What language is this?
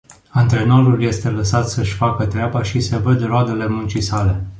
Romanian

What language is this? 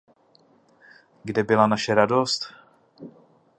Czech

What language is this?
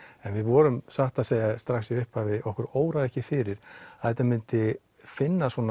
Icelandic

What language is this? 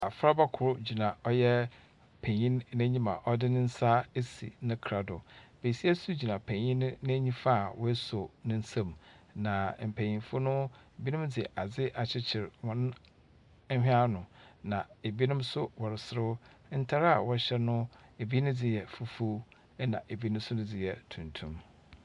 Akan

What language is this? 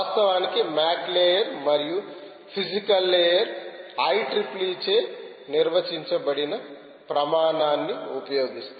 Telugu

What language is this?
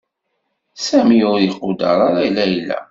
Kabyle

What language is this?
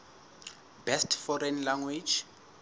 Southern Sotho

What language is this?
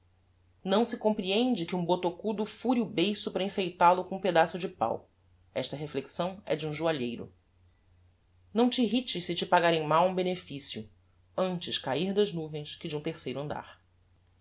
Portuguese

